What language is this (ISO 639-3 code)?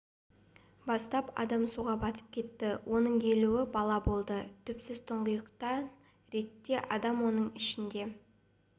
kaz